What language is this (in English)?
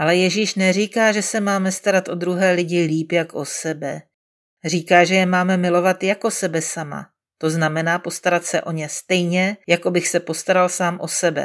Czech